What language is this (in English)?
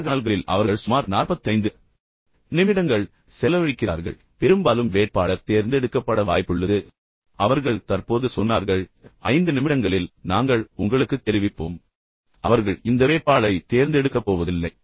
Tamil